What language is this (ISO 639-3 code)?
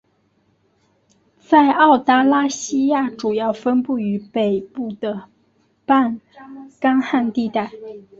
zho